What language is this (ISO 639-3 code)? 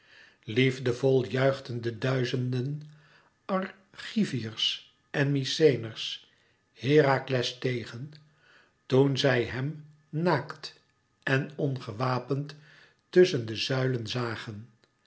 nld